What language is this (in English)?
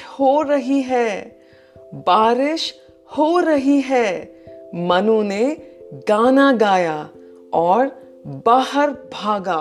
Hindi